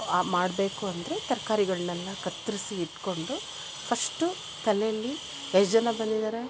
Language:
Kannada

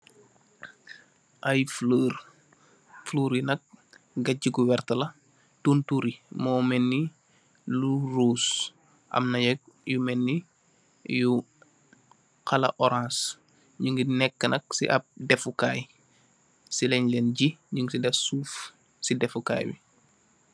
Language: Wolof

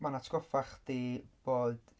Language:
Welsh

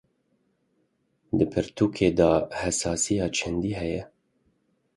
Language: Kurdish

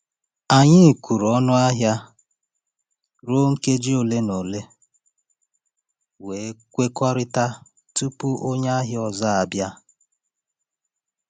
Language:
Igbo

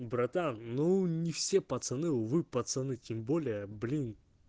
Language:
Russian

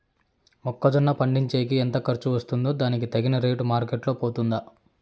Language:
Telugu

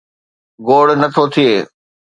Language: Sindhi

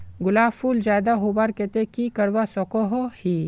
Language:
Magahi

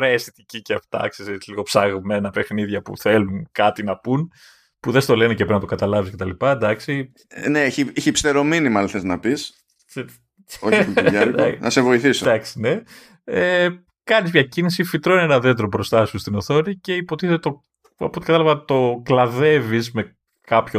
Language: Greek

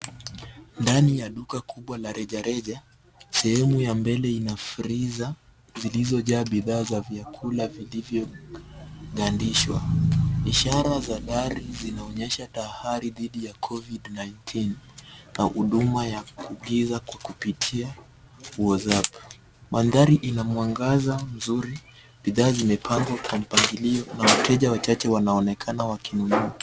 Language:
Swahili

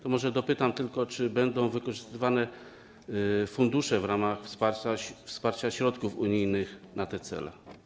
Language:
Polish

